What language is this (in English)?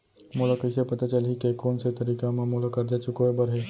Chhattisgarhi